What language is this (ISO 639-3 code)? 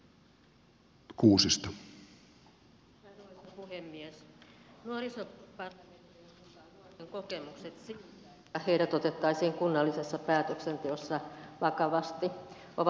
fin